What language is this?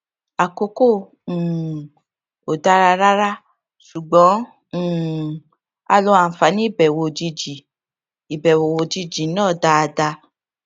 Yoruba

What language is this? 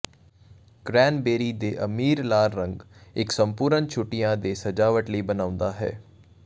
Punjabi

